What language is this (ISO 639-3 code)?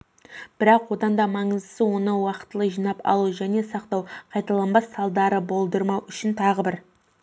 kaz